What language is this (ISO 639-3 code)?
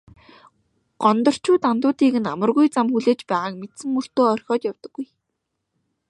mon